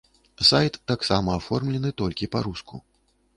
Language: Belarusian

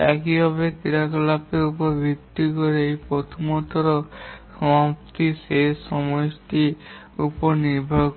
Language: Bangla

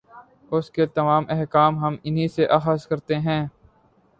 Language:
Urdu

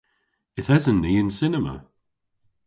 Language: Cornish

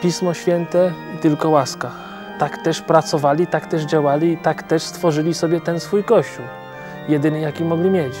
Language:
Polish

